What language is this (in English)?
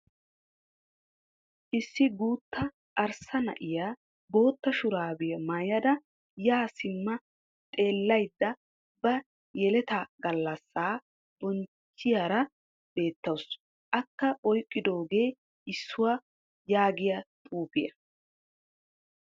Wolaytta